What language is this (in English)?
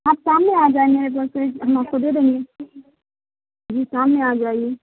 Urdu